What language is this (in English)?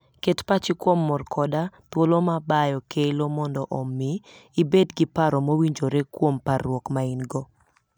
Luo (Kenya and Tanzania)